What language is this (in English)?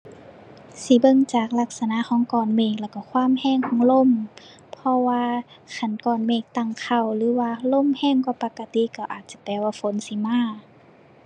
Thai